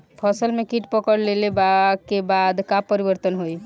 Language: Bhojpuri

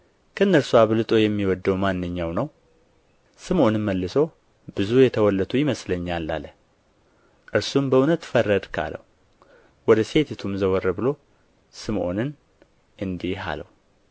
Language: Amharic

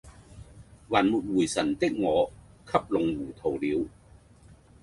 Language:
Cantonese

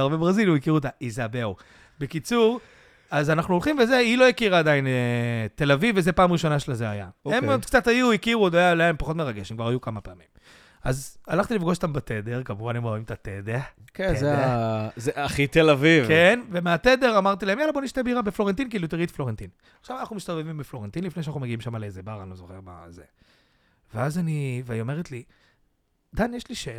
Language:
Hebrew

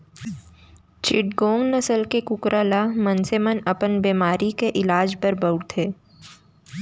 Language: Chhattisgarhi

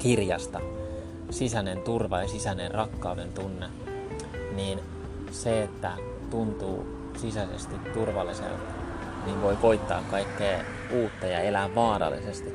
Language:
Finnish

